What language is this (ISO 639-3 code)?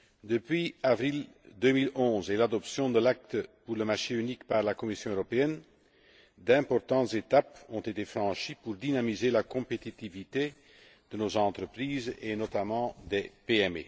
fra